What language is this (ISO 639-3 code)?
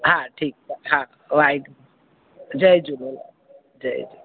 snd